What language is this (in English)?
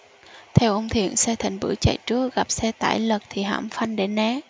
Vietnamese